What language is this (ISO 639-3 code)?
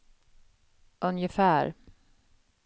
swe